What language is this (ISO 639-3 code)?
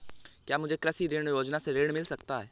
hin